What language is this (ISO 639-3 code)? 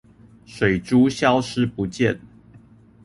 zho